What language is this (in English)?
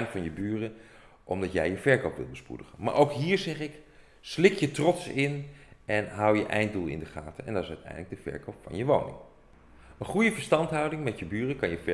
Dutch